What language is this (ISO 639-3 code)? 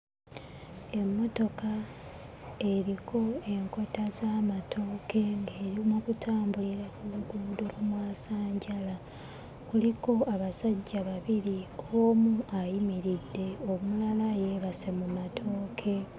lug